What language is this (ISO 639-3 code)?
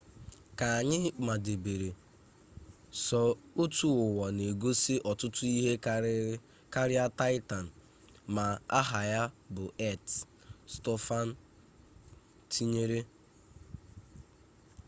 ibo